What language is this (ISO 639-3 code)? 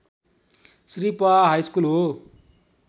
nep